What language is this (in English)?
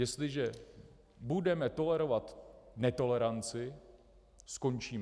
Czech